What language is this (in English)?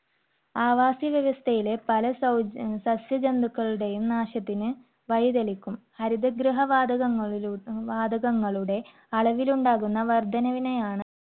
Malayalam